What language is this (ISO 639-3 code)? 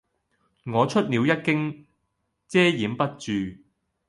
yue